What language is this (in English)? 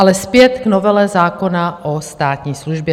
Czech